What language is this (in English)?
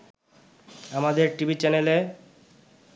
Bangla